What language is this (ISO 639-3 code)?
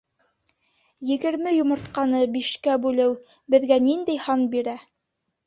bak